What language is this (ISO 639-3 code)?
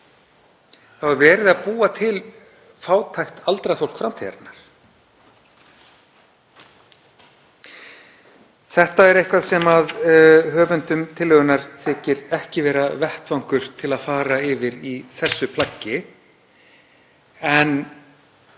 isl